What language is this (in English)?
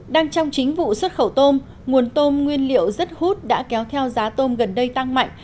Vietnamese